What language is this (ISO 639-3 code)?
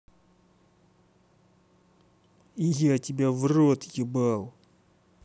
rus